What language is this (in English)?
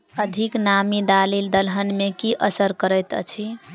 Maithili